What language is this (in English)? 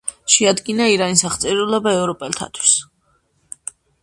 Georgian